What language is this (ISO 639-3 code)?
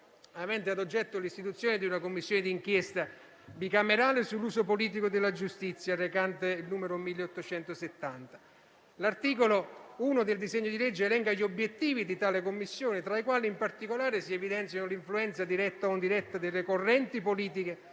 ita